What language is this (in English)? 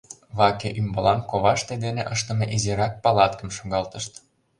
Mari